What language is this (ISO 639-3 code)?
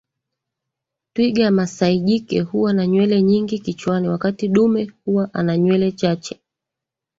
swa